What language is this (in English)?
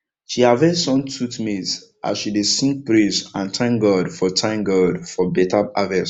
Nigerian Pidgin